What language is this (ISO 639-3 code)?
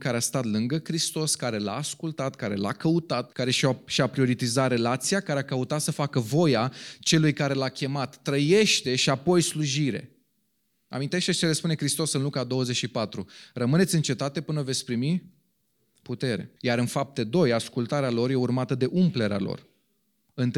ron